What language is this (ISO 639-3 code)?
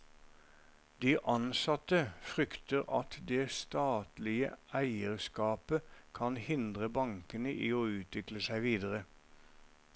nor